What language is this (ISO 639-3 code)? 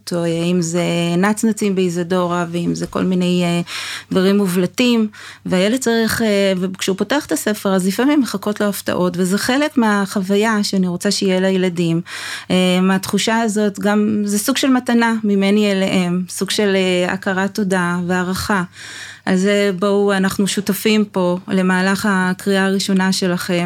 heb